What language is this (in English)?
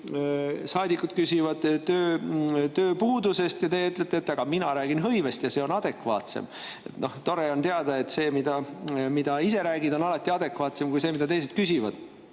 Estonian